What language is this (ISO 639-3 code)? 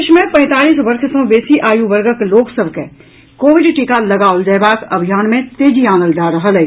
mai